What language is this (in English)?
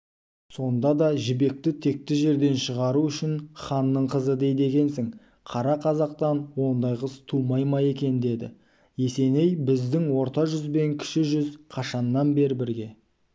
Kazakh